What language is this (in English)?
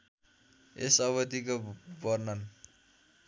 Nepali